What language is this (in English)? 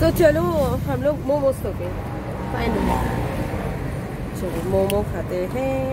Hindi